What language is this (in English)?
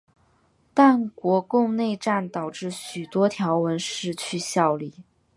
Chinese